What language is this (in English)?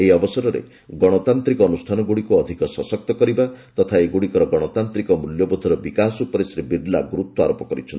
Odia